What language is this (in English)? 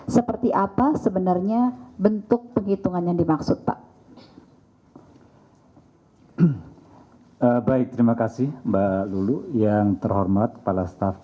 Indonesian